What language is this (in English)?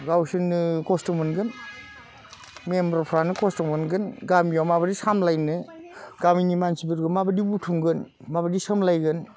Bodo